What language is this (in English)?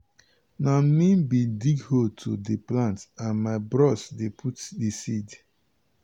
Nigerian Pidgin